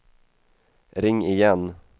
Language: Swedish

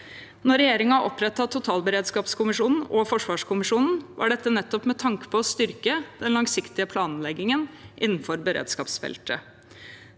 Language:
Norwegian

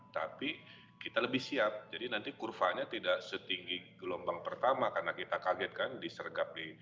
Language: Indonesian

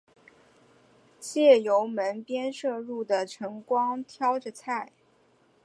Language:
Chinese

